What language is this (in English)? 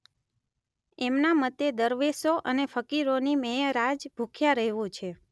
Gujarati